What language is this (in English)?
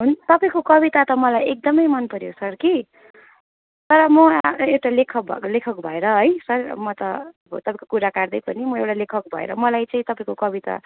Nepali